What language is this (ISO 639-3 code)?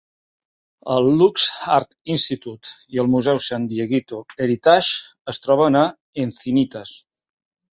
cat